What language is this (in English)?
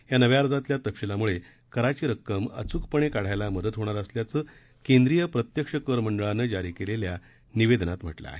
Marathi